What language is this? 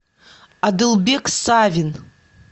Russian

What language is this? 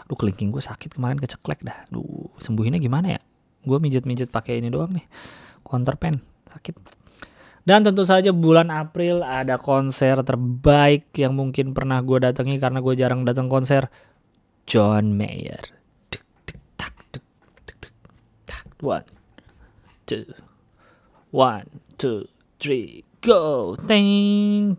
Indonesian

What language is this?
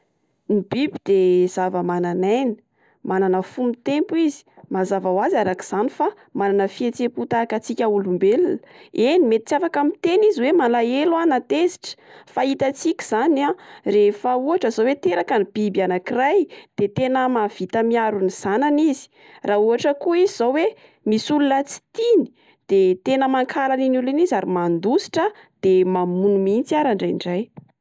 Malagasy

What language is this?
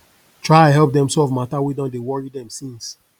Nigerian Pidgin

